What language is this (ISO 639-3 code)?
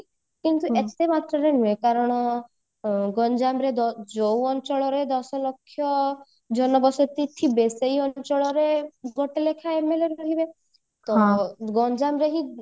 ori